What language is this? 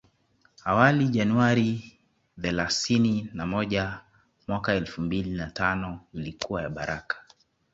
Swahili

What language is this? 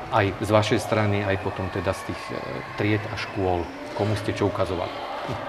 Slovak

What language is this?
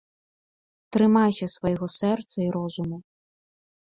Belarusian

